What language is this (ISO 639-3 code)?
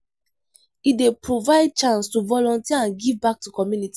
pcm